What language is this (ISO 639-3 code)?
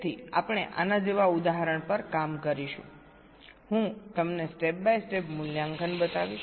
guj